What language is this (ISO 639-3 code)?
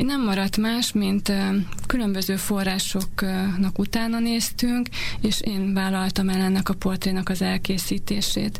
hun